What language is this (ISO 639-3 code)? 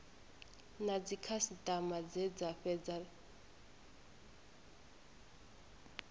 ven